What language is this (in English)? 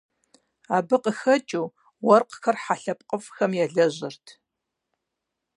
Kabardian